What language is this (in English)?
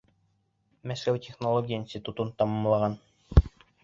Bashkir